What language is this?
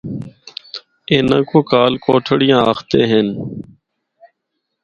Northern Hindko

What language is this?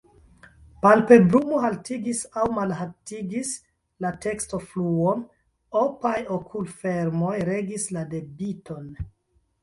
Esperanto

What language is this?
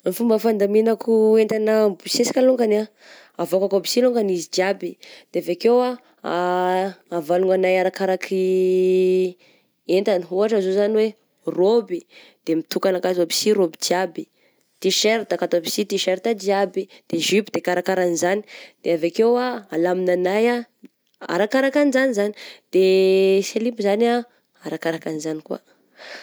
Southern Betsimisaraka Malagasy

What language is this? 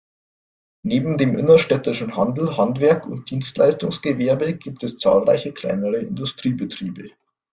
German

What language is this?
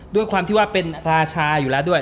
Thai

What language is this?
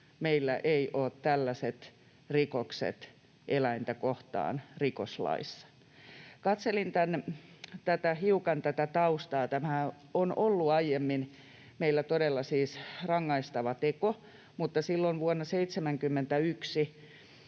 Finnish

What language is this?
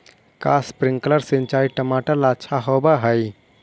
Magahi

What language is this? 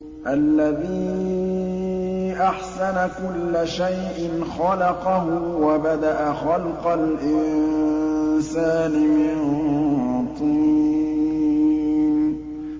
Arabic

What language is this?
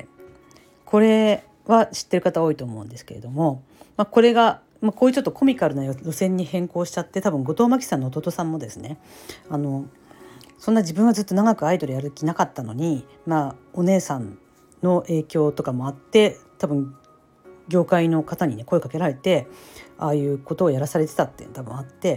Japanese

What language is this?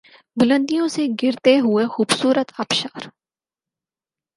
Urdu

